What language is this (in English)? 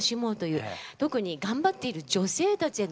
Japanese